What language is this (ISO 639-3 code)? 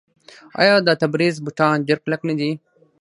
pus